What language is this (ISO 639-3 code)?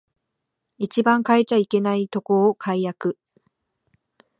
jpn